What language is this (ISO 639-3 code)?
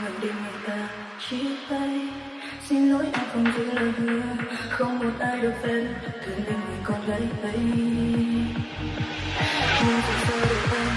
vie